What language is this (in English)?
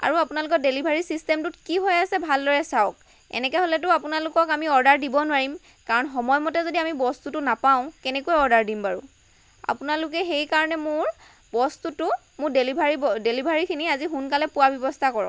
Assamese